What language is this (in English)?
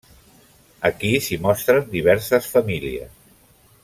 Catalan